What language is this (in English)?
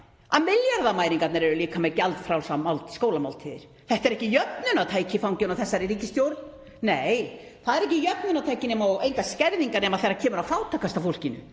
Icelandic